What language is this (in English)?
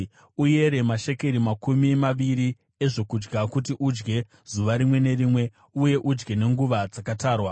Shona